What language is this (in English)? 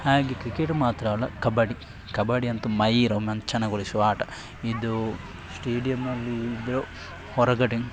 Kannada